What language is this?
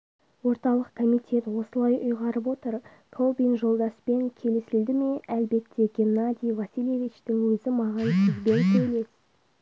Kazakh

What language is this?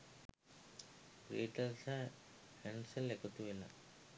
Sinhala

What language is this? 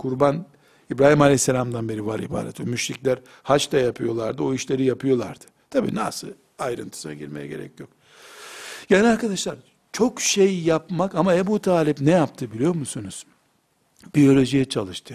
Turkish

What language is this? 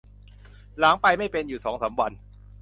Thai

